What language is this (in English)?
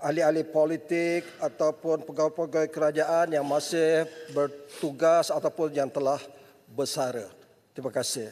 Malay